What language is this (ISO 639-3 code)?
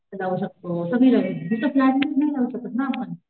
mar